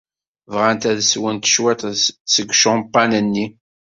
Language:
Kabyle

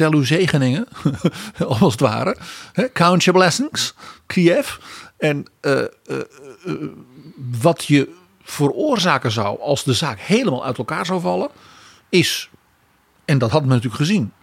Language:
Dutch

